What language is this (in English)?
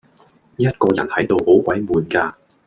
Cantonese